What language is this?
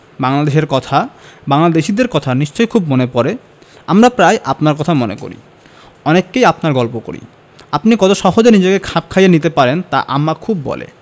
Bangla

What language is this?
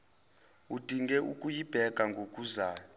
Zulu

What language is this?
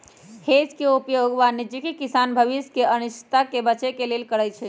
Magahi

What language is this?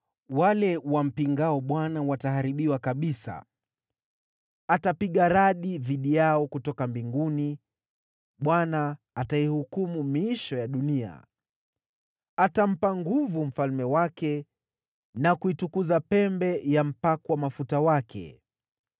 Swahili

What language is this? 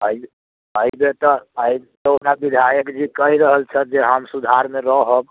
Maithili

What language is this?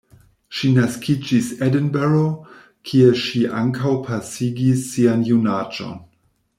Esperanto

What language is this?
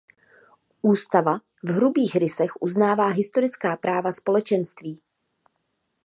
Czech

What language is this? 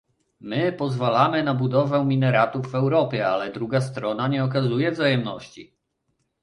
Polish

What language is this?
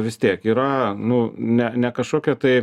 Lithuanian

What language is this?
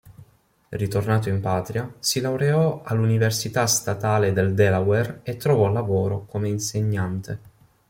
Italian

